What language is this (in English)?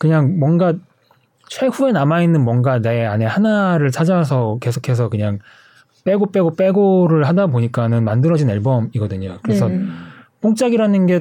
Korean